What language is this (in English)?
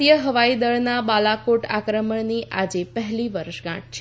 Gujarati